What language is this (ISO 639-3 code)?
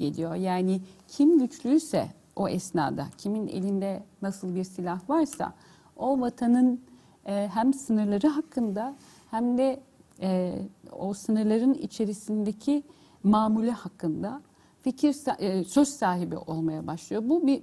tur